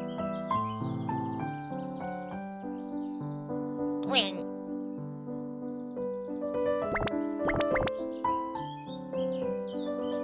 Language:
Korean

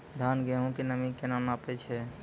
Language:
Maithili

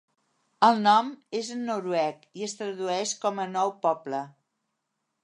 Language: Catalan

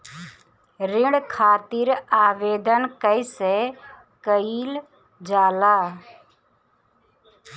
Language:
Bhojpuri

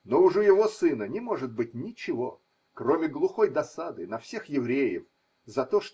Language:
Russian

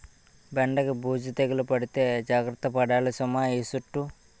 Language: Telugu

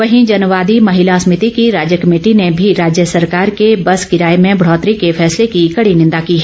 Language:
Hindi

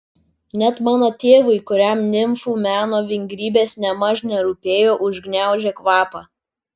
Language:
Lithuanian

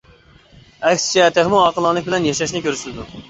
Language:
Uyghur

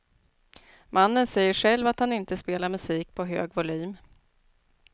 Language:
Swedish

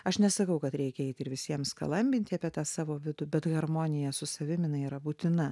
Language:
Lithuanian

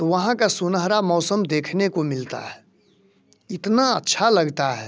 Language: Hindi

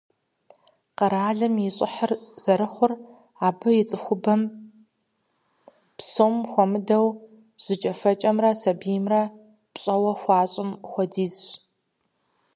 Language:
Kabardian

